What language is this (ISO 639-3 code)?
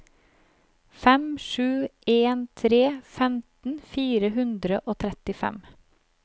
nor